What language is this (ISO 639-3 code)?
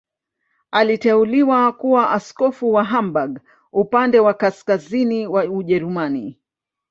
swa